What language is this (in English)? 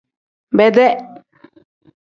Tem